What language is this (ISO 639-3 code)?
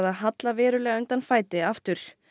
isl